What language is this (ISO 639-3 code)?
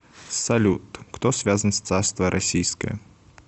rus